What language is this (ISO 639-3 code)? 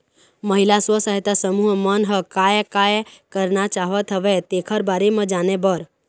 hne